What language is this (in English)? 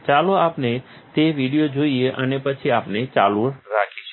Gujarati